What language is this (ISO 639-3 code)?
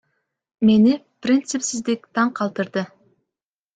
kir